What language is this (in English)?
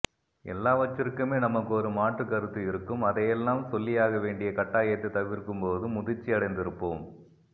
Tamil